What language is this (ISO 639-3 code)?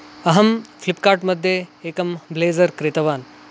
san